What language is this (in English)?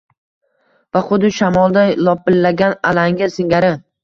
Uzbek